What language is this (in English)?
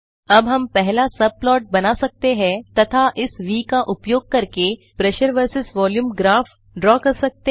Hindi